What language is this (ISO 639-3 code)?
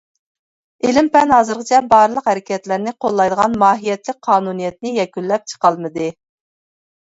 uig